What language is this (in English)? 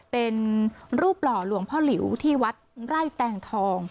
Thai